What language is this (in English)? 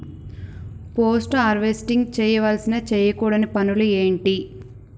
Telugu